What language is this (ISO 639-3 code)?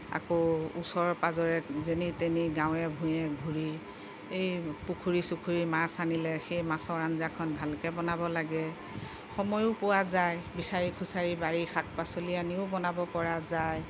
asm